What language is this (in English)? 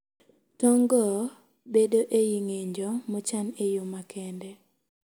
Luo (Kenya and Tanzania)